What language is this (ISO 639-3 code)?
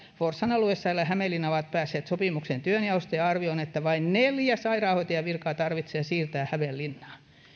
fin